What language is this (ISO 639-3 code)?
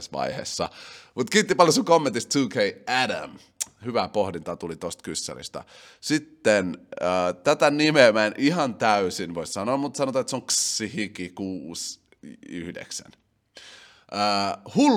fin